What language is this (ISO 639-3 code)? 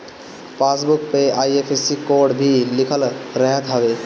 bho